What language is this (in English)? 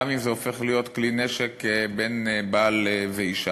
Hebrew